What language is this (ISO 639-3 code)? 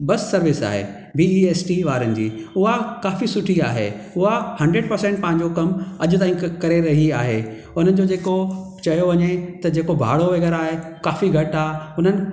snd